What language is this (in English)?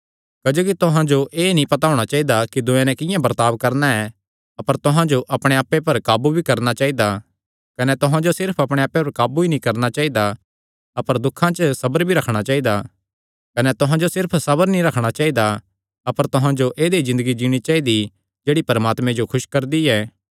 Kangri